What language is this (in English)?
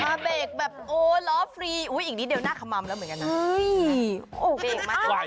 Thai